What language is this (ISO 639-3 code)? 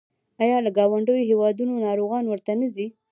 pus